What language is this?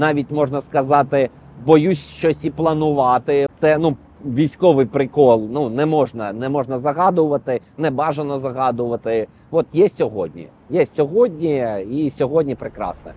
Ukrainian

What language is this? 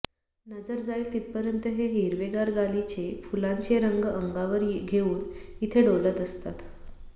Marathi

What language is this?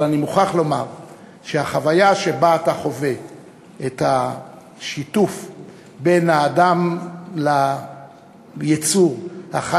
Hebrew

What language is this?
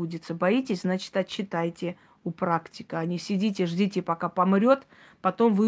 Russian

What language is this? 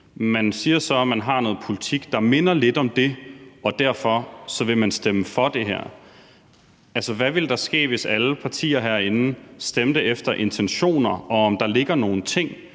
Danish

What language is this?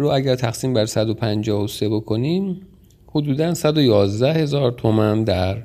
Persian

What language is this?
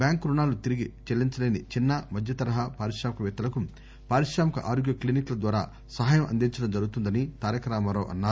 Telugu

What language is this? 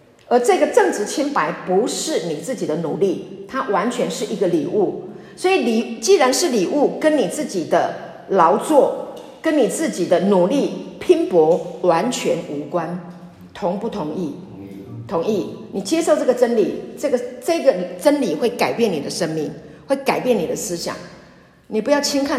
Chinese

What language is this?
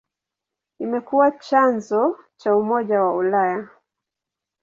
Swahili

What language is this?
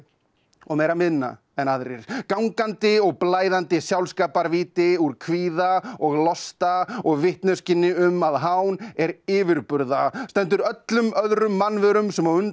Icelandic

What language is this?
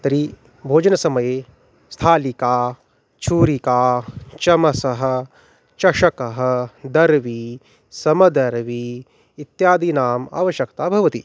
Sanskrit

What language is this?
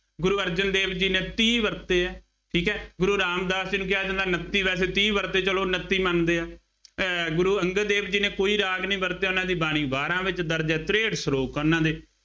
Punjabi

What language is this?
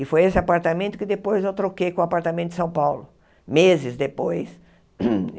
Portuguese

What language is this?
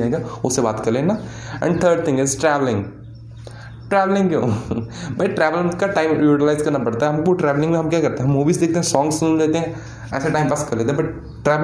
Hindi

